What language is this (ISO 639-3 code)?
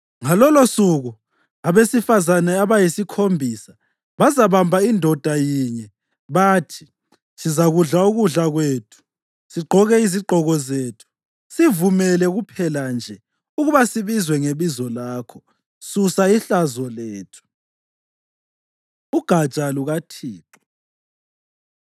nde